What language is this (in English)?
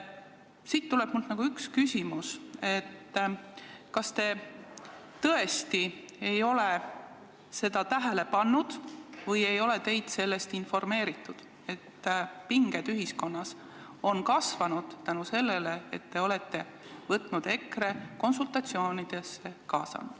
Estonian